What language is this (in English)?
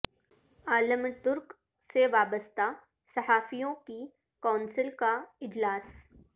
Urdu